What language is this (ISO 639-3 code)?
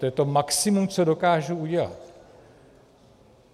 ces